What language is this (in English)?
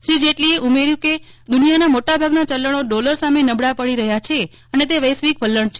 Gujarati